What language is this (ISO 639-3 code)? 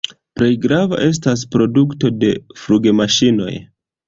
epo